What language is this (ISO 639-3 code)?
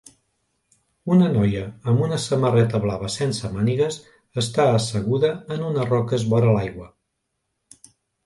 cat